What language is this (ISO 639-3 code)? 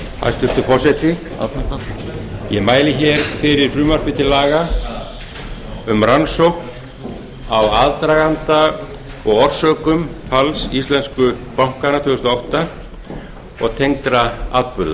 isl